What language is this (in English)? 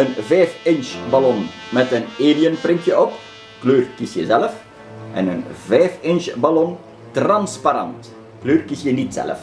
Dutch